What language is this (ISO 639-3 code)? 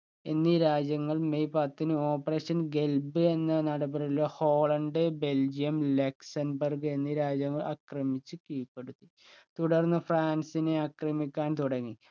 mal